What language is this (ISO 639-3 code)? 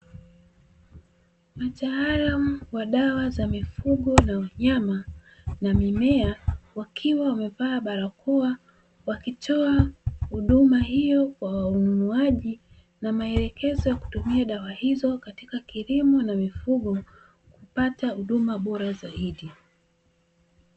swa